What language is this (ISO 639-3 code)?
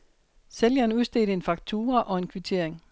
dan